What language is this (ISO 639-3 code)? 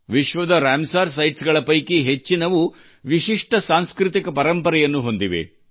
kan